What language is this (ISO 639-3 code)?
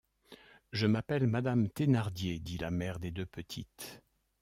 fra